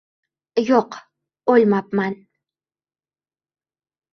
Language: Uzbek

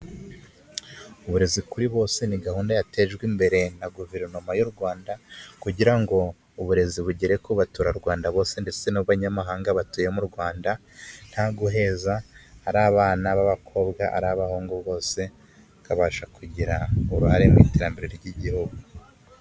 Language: Kinyarwanda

